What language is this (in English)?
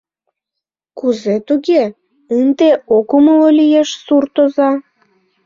Mari